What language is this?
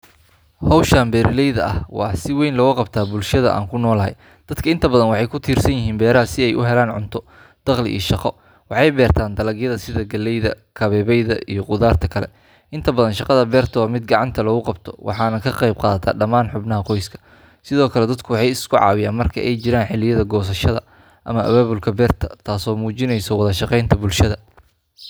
Somali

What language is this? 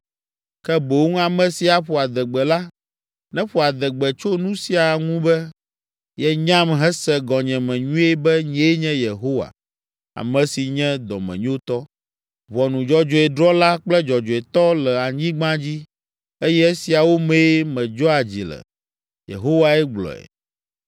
Ewe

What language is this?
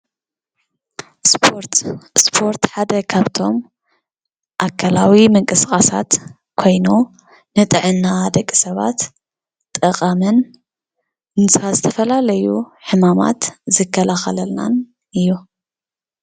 Tigrinya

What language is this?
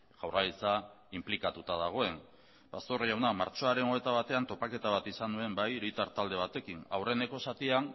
Basque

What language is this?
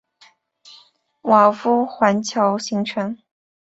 Chinese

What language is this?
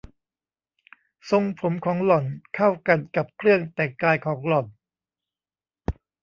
Thai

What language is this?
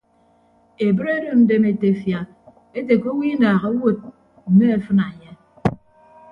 Ibibio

